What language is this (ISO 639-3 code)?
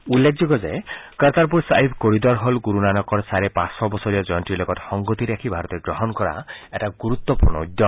asm